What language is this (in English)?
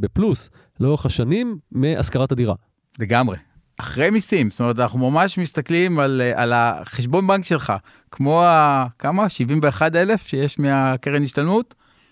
Hebrew